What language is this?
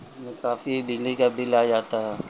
Urdu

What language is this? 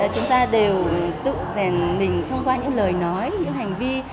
Vietnamese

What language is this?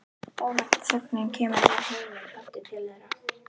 Icelandic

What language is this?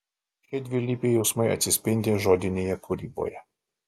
Lithuanian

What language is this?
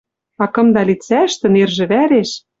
Western Mari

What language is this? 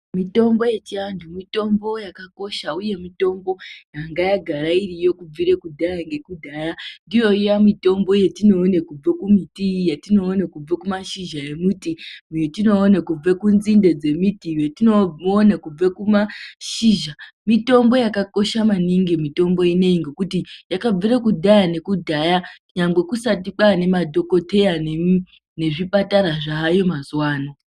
Ndau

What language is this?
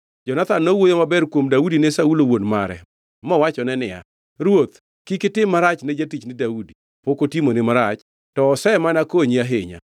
Luo (Kenya and Tanzania)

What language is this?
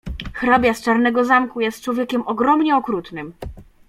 Polish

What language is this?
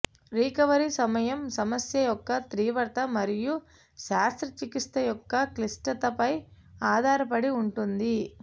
Telugu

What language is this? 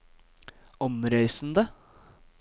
Norwegian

